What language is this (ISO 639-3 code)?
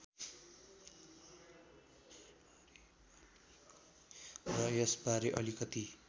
nep